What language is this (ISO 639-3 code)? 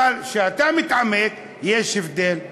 heb